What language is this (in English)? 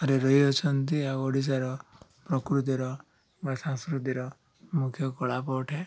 Odia